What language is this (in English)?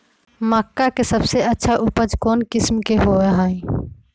Magahi